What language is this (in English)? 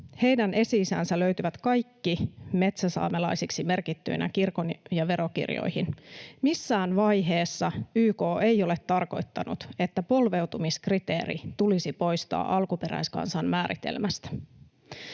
Finnish